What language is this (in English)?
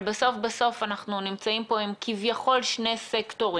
Hebrew